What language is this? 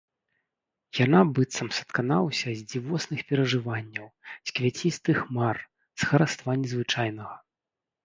Belarusian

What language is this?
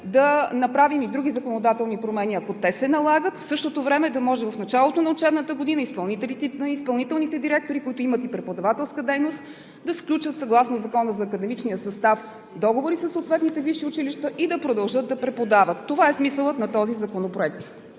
Bulgarian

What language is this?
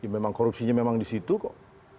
Indonesian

